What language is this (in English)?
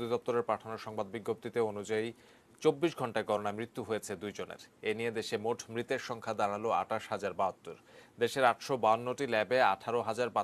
Romanian